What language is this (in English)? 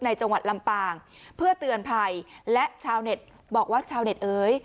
Thai